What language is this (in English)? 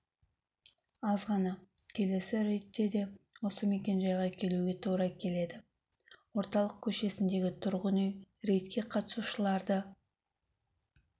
Kazakh